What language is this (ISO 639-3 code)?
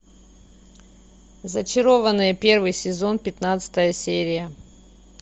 rus